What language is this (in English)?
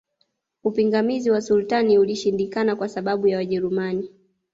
Swahili